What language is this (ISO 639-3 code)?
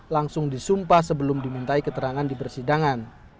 ind